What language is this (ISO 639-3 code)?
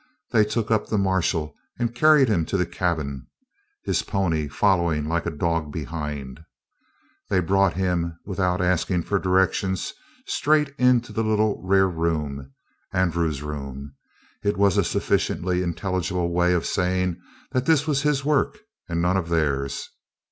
eng